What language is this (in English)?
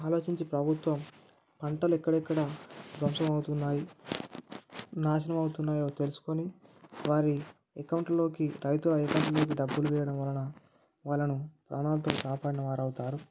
Telugu